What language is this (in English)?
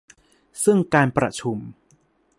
Thai